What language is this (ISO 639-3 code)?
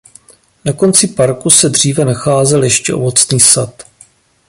ces